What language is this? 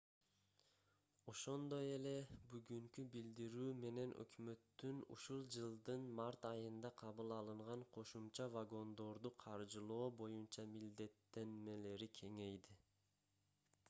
Kyrgyz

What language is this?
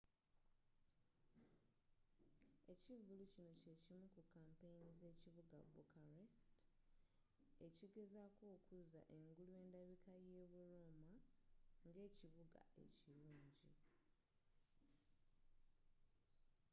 Ganda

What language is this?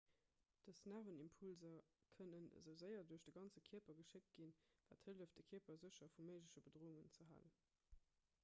Luxembourgish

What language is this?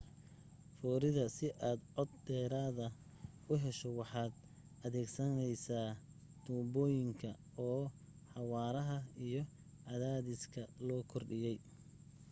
Somali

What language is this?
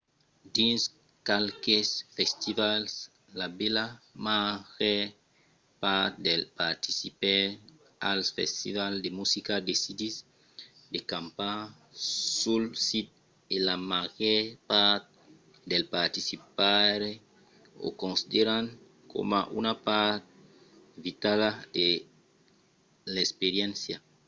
Occitan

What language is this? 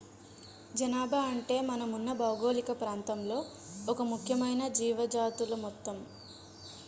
Telugu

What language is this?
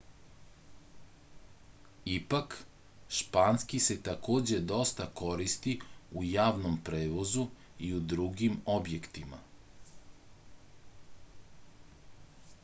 Serbian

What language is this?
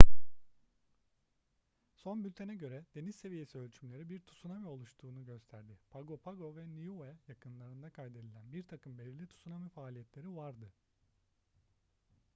Turkish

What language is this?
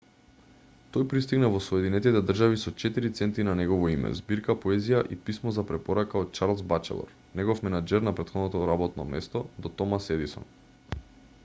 Macedonian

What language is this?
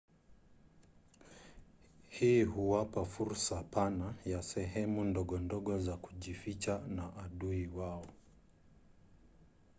Swahili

